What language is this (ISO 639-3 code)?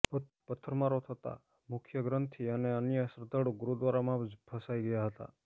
guj